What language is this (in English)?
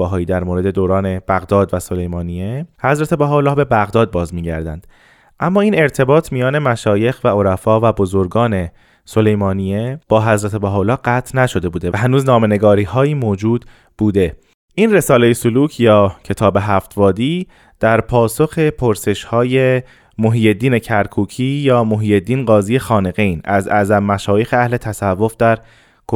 Persian